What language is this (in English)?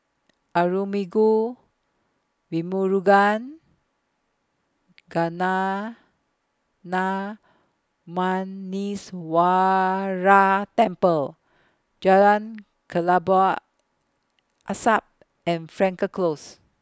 English